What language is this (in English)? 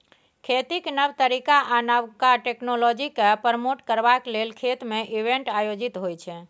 Maithili